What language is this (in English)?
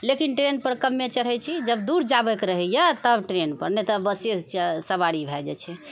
Maithili